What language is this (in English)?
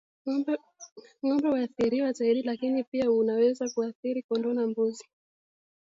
Swahili